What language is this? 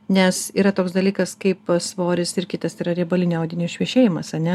Lithuanian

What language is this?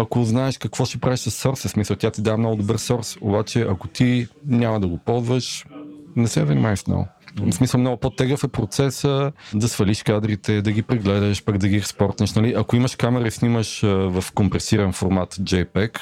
Bulgarian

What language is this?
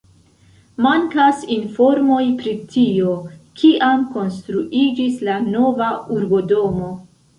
Esperanto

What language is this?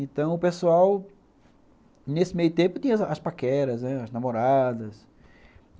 Portuguese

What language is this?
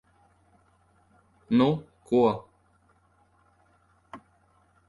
Latvian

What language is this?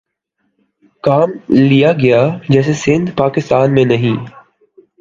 Urdu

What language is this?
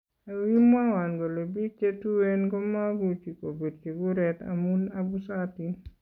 Kalenjin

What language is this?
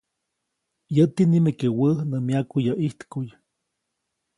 Copainalá Zoque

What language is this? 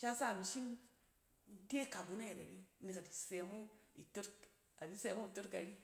Cen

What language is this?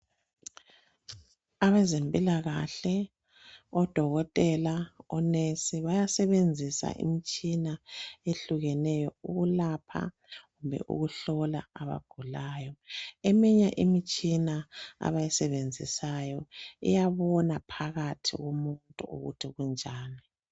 North Ndebele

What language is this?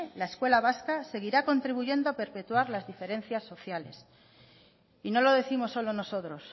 Spanish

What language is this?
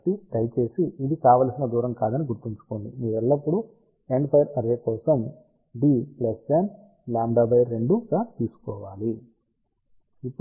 Telugu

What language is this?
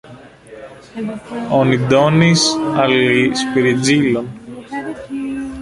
Esperanto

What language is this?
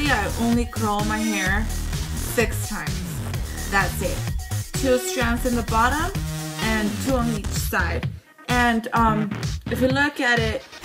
English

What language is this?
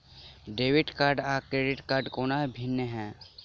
Maithili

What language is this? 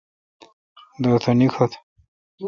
Kalkoti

